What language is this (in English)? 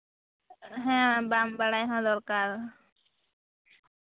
Santali